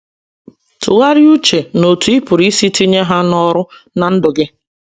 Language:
Igbo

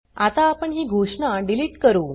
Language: Marathi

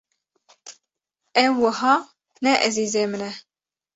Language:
Kurdish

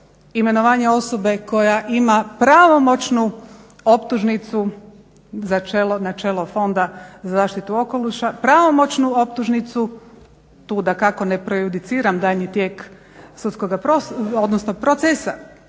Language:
Croatian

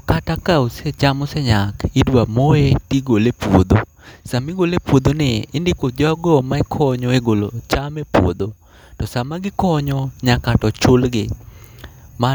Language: Luo (Kenya and Tanzania)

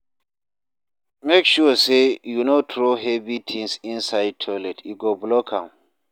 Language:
Nigerian Pidgin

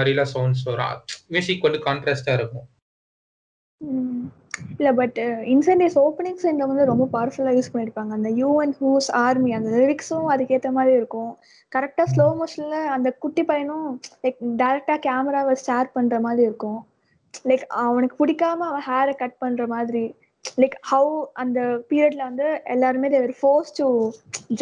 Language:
Tamil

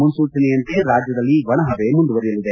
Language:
Kannada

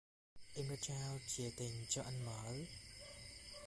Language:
Vietnamese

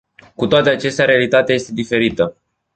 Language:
Romanian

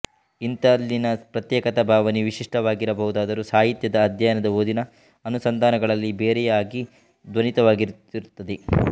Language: Kannada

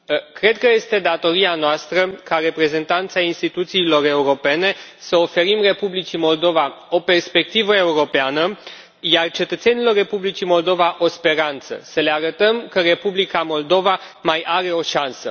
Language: Romanian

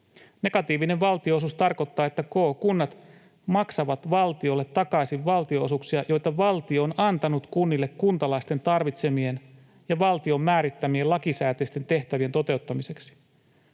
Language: Finnish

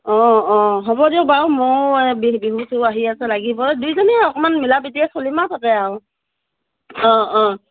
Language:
Assamese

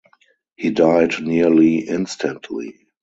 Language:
English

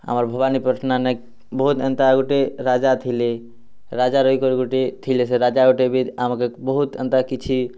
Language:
Odia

